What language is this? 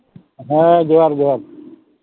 Santali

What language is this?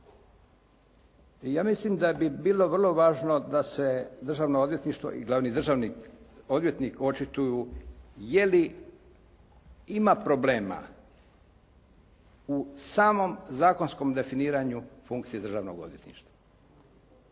Croatian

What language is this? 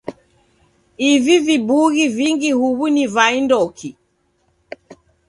Taita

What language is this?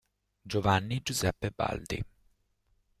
Italian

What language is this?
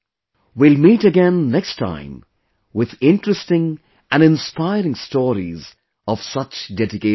English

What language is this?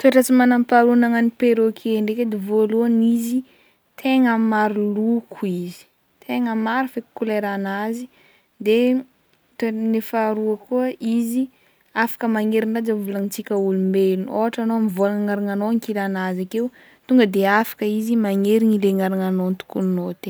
Northern Betsimisaraka Malagasy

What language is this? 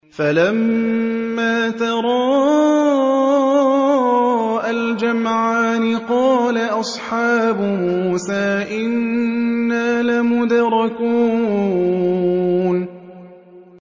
Arabic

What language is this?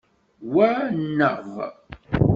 Kabyle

